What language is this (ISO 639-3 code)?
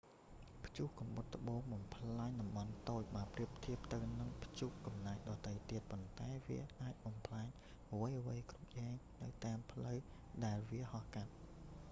khm